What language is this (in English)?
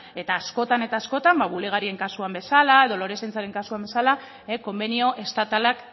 Basque